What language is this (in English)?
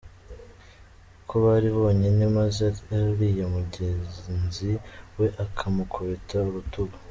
Kinyarwanda